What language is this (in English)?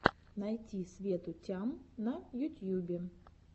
Russian